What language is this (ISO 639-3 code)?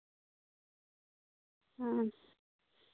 sat